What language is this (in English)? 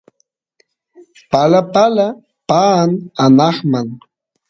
Santiago del Estero Quichua